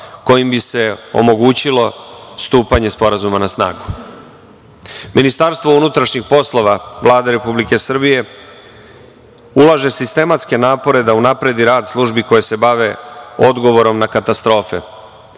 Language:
Serbian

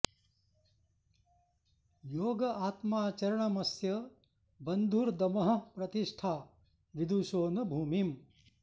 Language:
Sanskrit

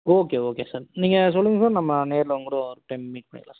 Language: Tamil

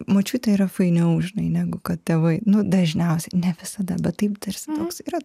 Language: Lithuanian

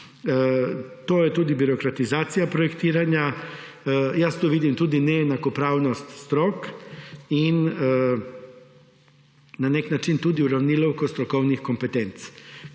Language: Slovenian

